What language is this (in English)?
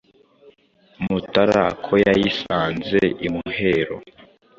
Kinyarwanda